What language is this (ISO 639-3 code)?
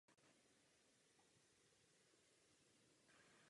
ces